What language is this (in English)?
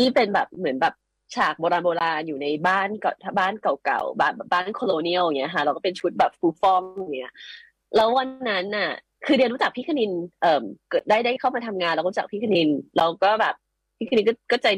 Thai